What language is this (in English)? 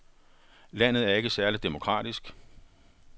Danish